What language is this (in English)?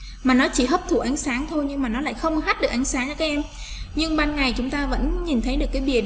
Vietnamese